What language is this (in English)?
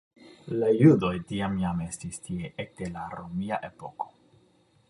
Esperanto